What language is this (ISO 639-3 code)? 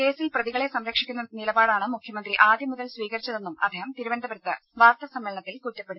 mal